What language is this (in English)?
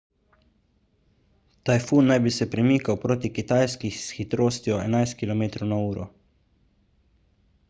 Slovenian